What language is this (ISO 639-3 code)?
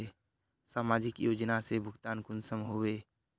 mag